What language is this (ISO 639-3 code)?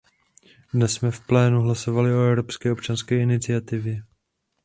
ces